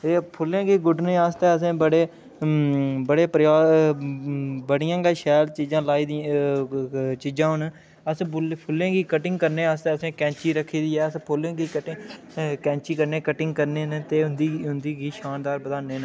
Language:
Dogri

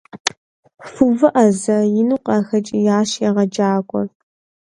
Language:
Kabardian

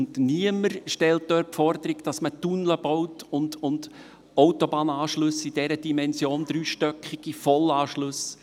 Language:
Swiss German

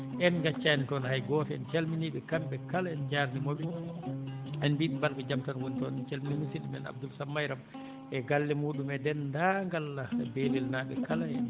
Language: Fula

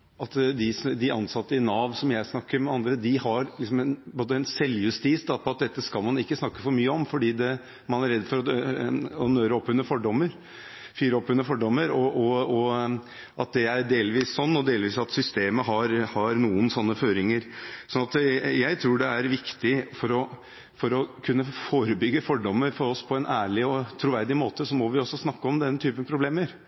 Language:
Norwegian Bokmål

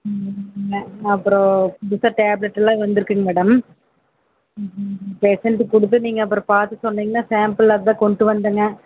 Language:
Tamil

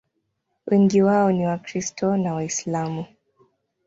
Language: Swahili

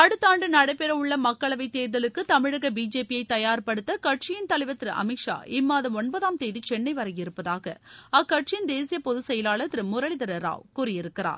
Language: Tamil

